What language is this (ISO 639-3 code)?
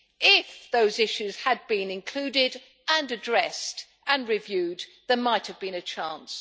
eng